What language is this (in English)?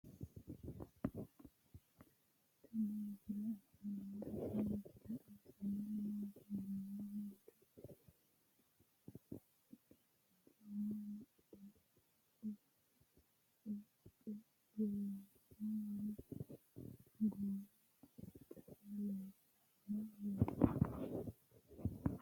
Sidamo